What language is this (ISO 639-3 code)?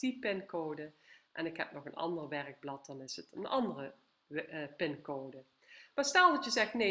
nld